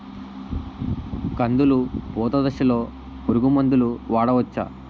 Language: Telugu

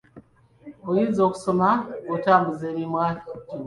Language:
Ganda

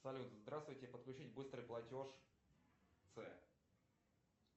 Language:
Russian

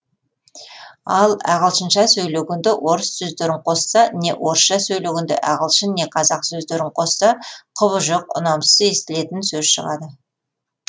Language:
Kazakh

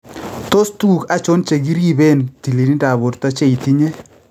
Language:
Kalenjin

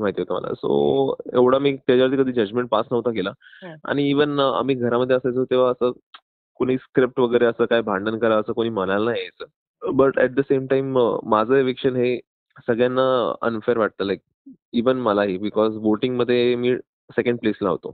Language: Marathi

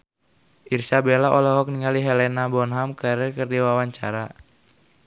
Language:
Sundanese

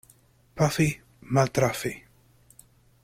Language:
Esperanto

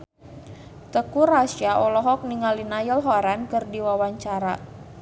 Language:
Sundanese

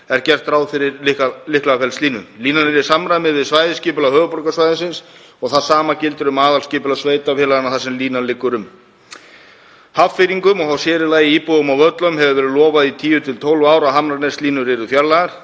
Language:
Icelandic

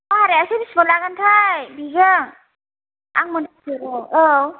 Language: Bodo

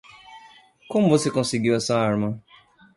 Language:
Portuguese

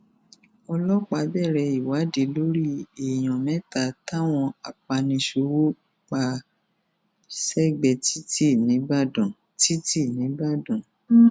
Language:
Yoruba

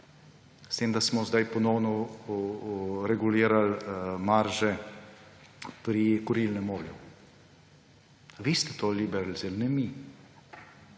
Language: Slovenian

